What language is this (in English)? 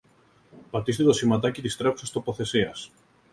Greek